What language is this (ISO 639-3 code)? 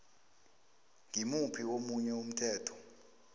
nbl